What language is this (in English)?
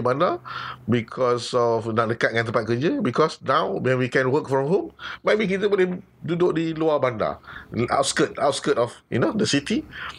Malay